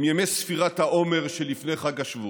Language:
Hebrew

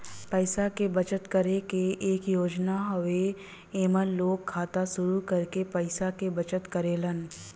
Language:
Bhojpuri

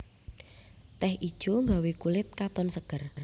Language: Javanese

